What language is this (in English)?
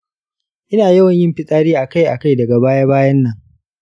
Hausa